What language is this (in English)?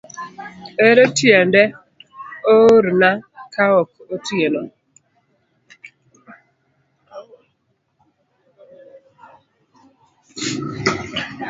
Luo (Kenya and Tanzania)